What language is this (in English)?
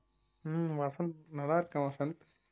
Tamil